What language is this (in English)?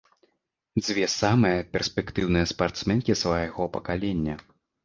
Belarusian